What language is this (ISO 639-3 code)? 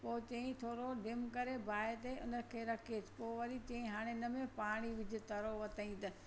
snd